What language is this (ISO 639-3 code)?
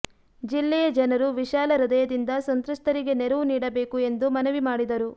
kan